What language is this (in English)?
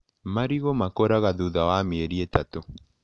Kikuyu